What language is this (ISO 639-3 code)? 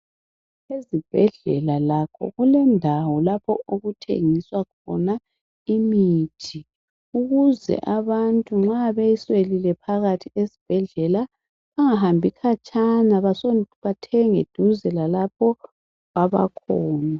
nde